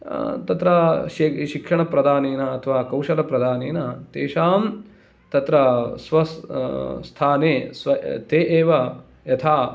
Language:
Sanskrit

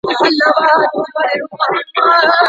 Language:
Pashto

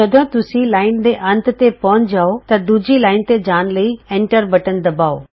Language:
Punjabi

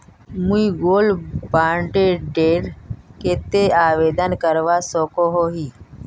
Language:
Magahi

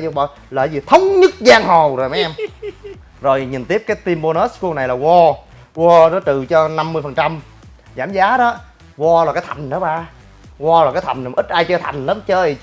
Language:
Vietnamese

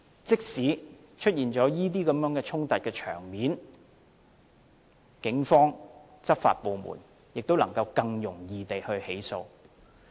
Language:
Cantonese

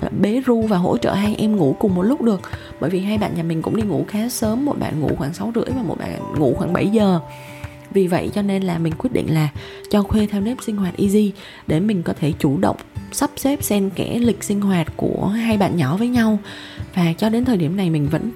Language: Vietnamese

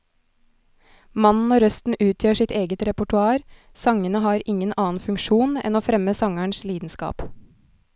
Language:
Norwegian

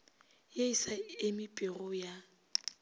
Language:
Northern Sotho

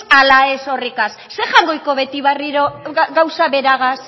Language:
Basque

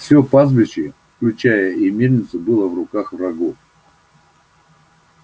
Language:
Russian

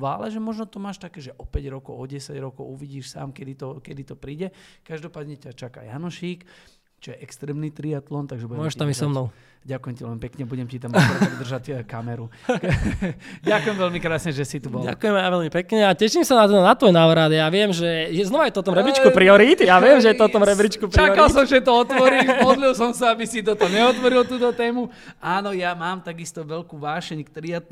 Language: Slovak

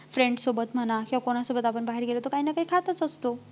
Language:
Marathi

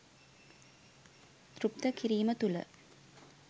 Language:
Sinhala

